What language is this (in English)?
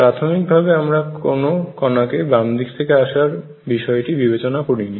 Bangla